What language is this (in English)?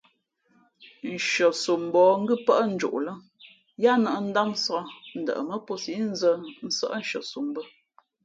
Fe'fe'